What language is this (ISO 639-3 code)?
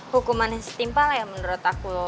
ind